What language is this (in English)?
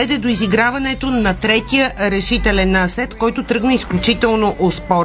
Bulgarian